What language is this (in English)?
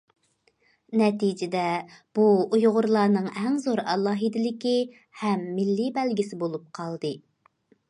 Uyghur